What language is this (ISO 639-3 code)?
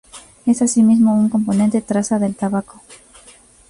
spa